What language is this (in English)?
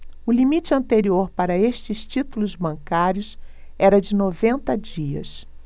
Portuguese